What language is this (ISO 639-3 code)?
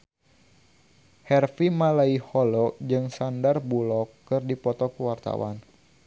sun